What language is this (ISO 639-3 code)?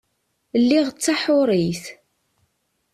kab